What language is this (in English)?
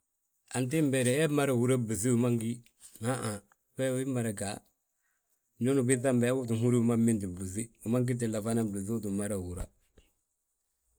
Balanta-Ganja